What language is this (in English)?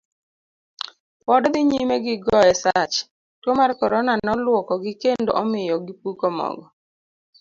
Luo (Kenya and Tanzania)